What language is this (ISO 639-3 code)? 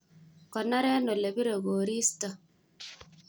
kln